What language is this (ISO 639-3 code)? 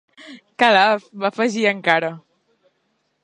cat